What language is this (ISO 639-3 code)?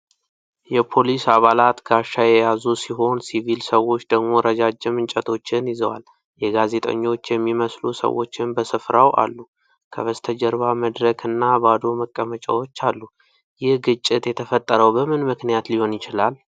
amh